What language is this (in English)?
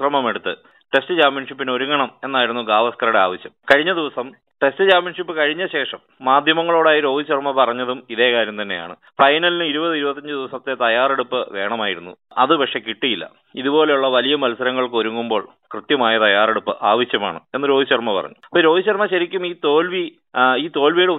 Malayalam